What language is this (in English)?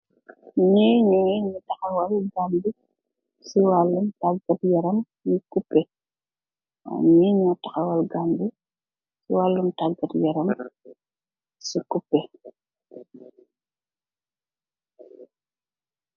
Wolof